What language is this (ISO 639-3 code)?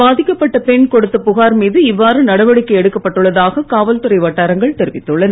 tam